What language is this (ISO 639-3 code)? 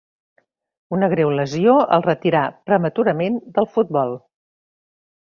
cat